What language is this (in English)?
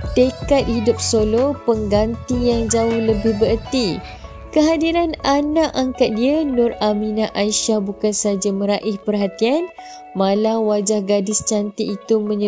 Malay